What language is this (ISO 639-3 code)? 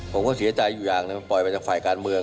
tha